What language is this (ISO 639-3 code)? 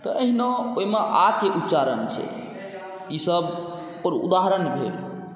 mai